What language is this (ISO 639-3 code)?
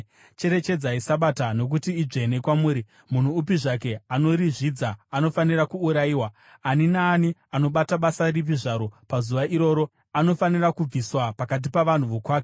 sna